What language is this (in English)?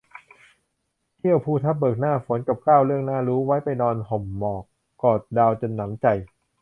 Thai